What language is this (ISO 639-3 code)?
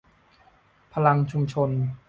tha